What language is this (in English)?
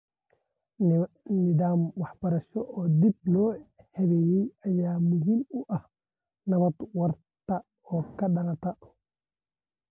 Somali